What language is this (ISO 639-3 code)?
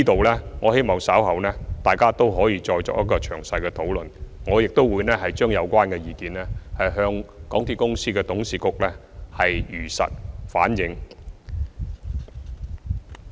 yue